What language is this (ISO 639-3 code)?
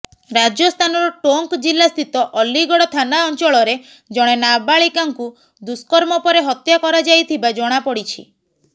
ori